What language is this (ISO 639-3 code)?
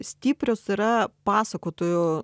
lit